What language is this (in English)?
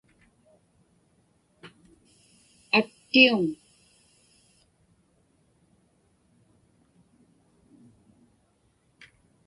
Inupiaq